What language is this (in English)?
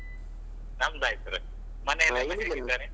Kannada